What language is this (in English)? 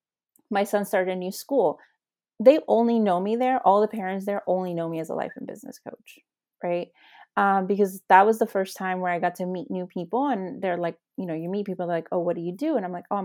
English